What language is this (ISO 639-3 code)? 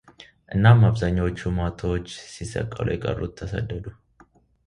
amh